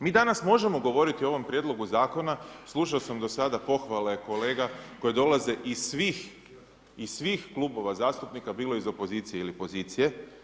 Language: Croatian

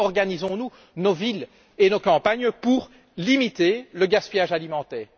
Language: French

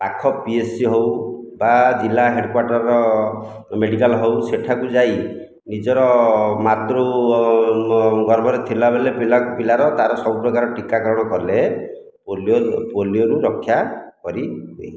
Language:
Odia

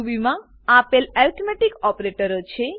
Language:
Gujarati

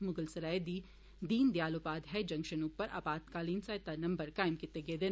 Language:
Dogri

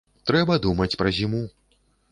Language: Belarusian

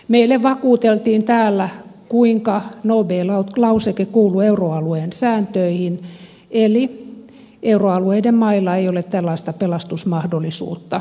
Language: Finnish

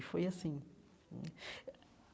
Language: Portuguese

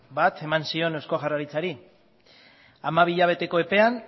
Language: Basque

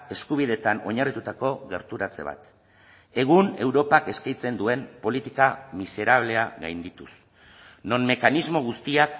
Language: Basque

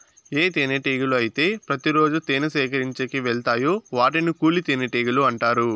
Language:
Telugu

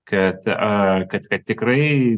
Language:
Lithuanian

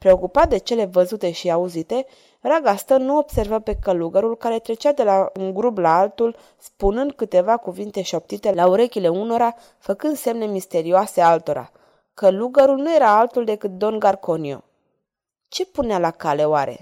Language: Romanian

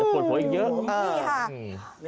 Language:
Thai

